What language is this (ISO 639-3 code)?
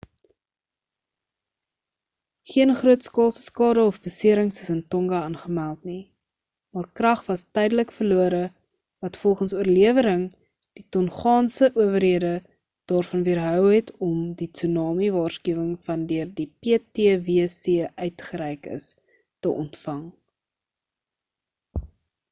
afr